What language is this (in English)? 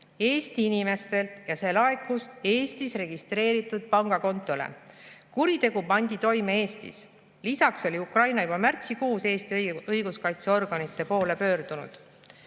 Estonian